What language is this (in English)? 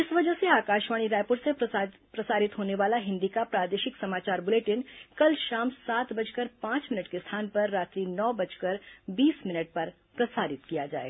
Hindi